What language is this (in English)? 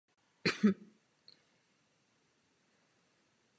Czech